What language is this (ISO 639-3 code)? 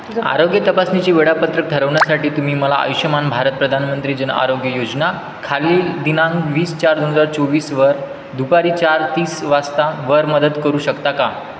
mar